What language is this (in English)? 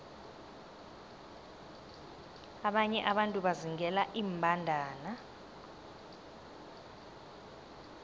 South Ndebele